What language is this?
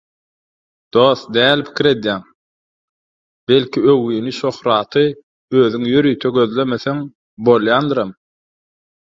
Turkmen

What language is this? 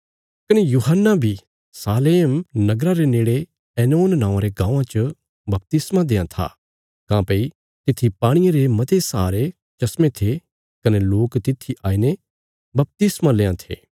Bilaspuri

